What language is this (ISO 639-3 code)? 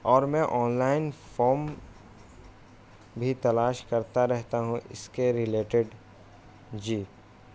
urd